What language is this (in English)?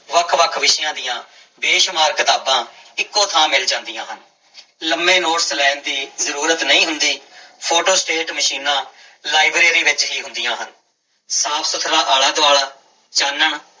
Punjabi